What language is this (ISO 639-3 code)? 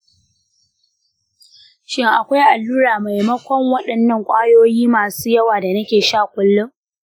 hau